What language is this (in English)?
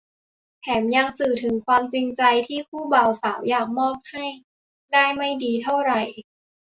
Thai